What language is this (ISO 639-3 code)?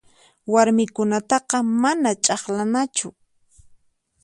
qxp